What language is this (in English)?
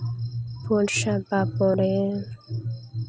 Santali